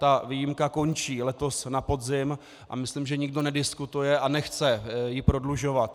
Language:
Czech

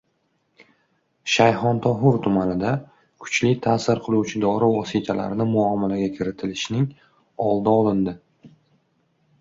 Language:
Uzbek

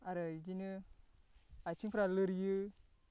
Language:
Bodo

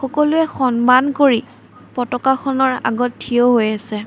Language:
Assamese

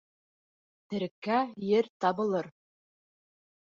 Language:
Bashkir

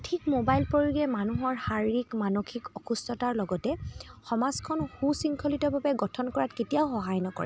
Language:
Assamese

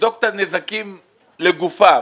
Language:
Hebrew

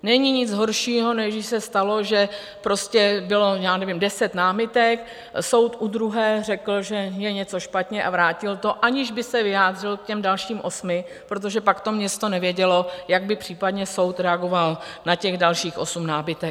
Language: Czech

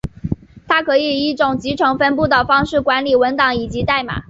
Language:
Chinese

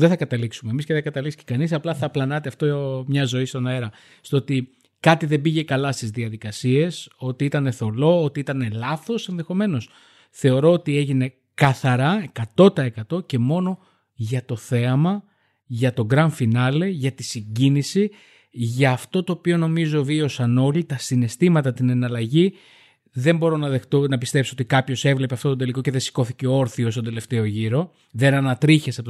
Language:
Greek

